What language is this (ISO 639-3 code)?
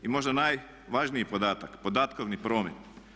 hrv